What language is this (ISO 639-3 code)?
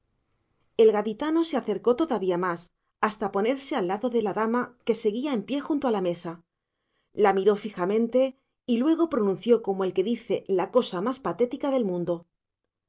spa